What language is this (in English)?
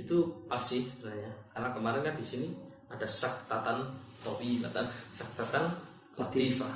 Malay